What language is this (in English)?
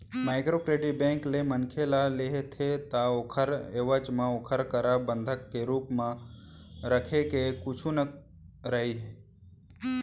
Chhattisgarhi